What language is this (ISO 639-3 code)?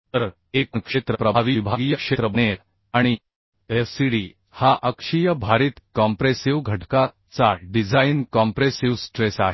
mar